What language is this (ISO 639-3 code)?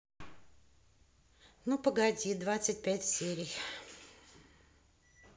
rus